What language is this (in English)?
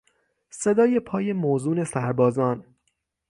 Persian